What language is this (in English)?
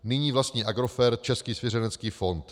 Czech